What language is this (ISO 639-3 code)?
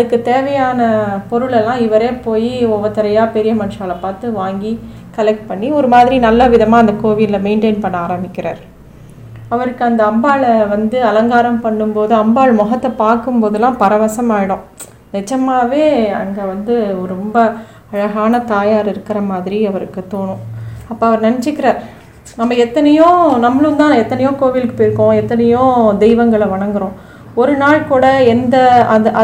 tam